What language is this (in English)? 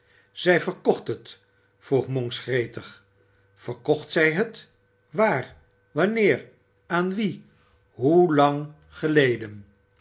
Dutch